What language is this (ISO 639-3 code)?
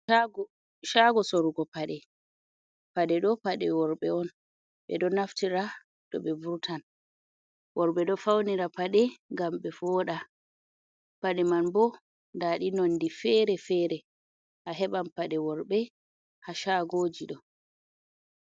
ful